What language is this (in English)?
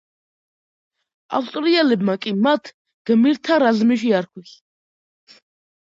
Georgian